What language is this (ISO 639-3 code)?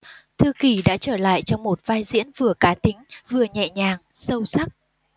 vie